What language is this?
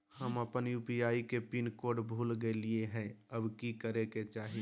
Magahi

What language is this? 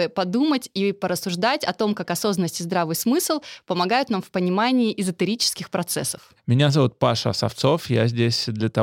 Russian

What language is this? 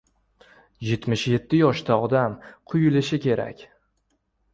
Uzbek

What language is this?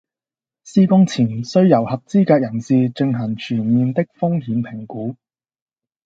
Cantonese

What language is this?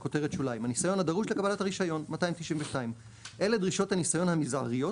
Hebrew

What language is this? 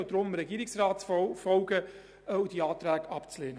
Swiss German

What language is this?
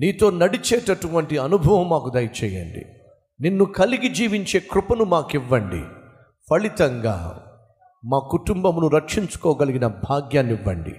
Telugu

